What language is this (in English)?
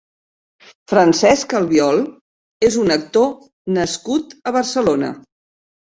Catalan